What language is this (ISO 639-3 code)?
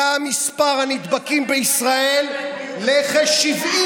heb